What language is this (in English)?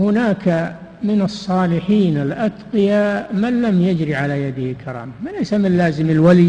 Arabic